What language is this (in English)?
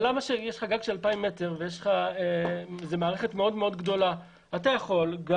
Hebrew